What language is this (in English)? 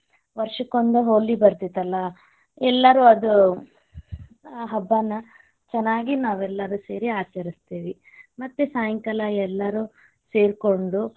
Kannada